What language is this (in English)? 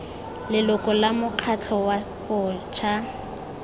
Tswana